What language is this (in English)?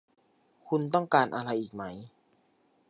Thai